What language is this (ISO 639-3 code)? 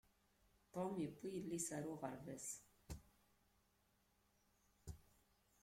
kab